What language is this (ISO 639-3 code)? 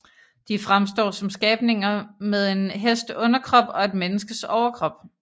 dan